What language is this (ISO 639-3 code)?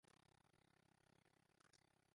fry